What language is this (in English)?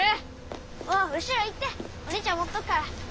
Japanese